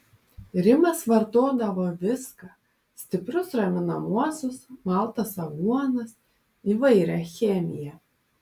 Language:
Lithuanian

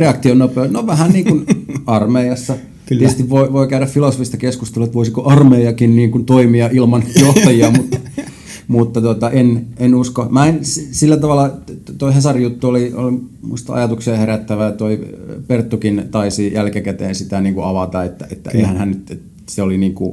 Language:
Finnish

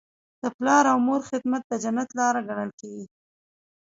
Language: Pashto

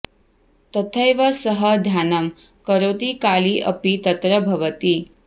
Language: Sanskrit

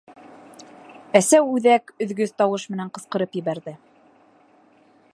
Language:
Bashkir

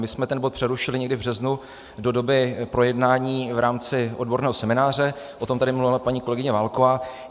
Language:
Czech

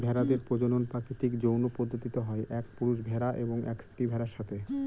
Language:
Bangla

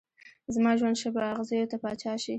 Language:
Pashto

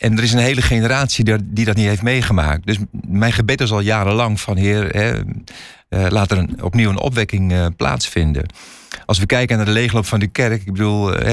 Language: Dutch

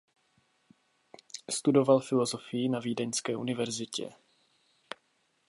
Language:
Czech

